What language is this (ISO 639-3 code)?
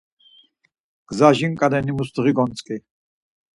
lzz